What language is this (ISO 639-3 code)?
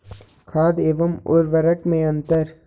hin